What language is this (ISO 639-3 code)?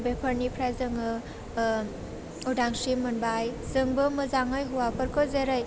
brx